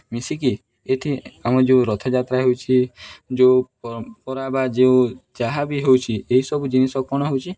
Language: Odia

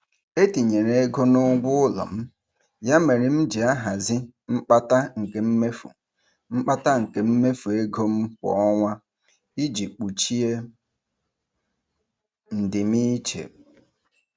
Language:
Igbo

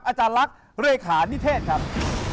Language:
Thai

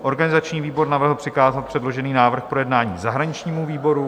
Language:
Czech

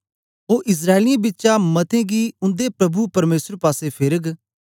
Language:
Dogri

